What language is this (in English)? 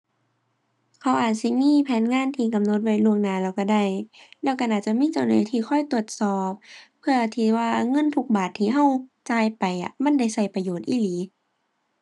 Thai